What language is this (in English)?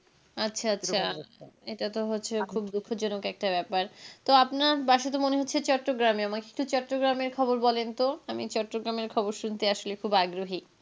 Bangla